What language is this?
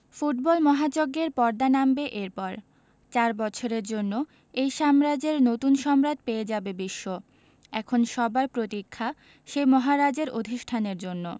Bangla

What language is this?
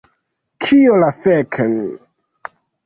Esperanto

